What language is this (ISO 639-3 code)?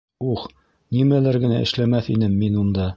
bak